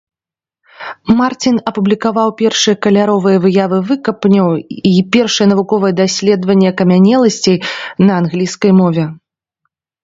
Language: Belarusian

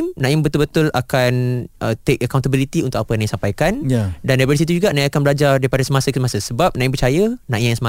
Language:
Malay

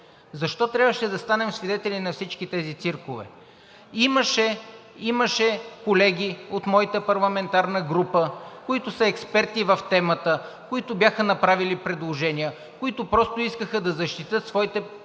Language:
Bulgarian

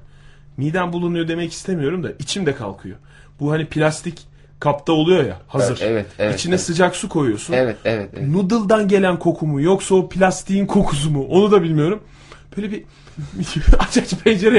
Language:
Turkish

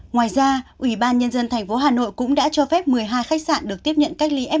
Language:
Vietnamese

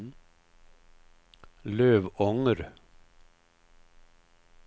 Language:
Swedish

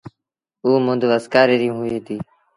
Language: Sindhi Bhil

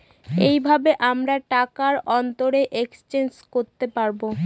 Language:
Bangla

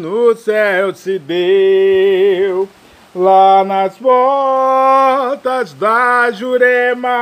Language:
Portuguese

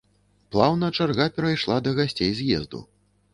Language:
Belarusian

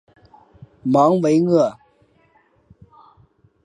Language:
Chinese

